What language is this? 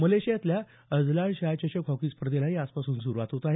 Marathi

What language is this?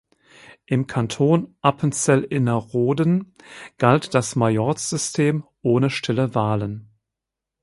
German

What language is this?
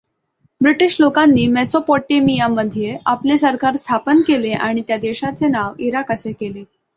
Marathi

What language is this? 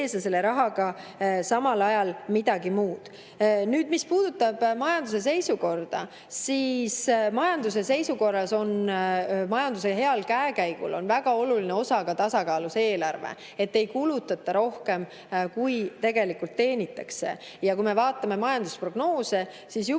Estonian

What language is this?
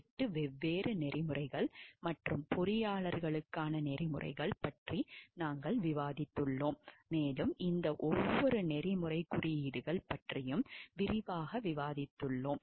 Tamil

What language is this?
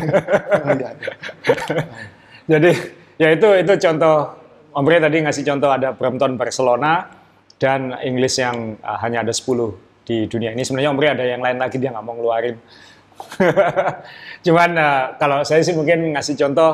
Indonesian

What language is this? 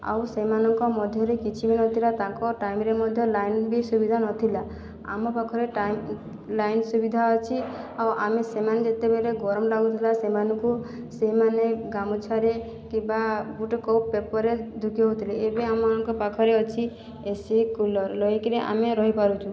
Odia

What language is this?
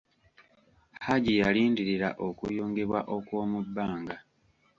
Ganda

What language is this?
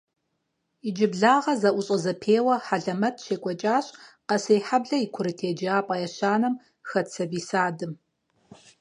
Kabardian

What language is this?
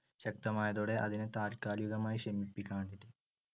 Malayalam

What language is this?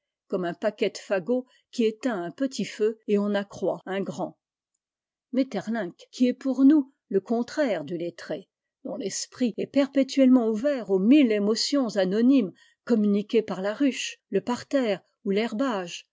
French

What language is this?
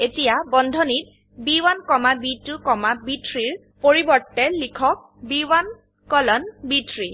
Assamese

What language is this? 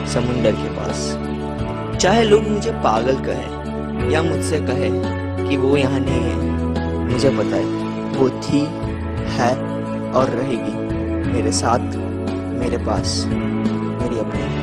Hindi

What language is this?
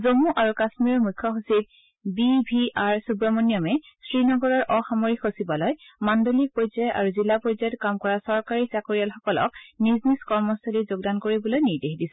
Assamese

